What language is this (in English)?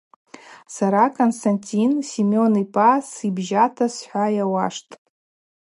Abaza